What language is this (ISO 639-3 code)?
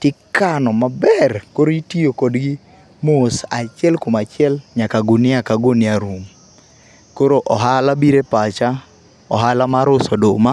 luo